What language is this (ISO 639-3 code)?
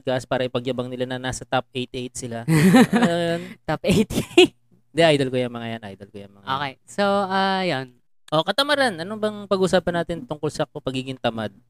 fil